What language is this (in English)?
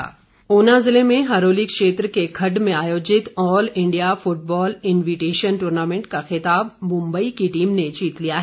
Hindi